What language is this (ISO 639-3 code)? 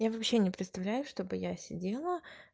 rus